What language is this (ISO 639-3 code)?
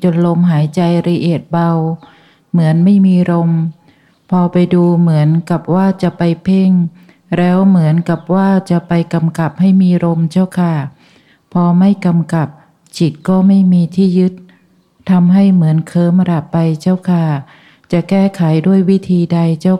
tha